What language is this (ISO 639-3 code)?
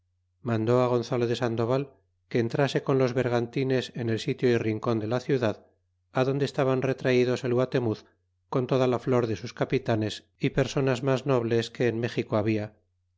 spa